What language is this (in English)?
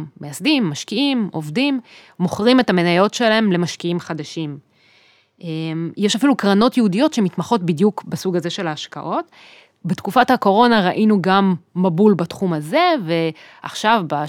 Hebrew